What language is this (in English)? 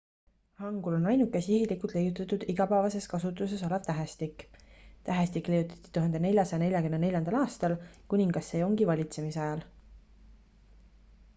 Estonian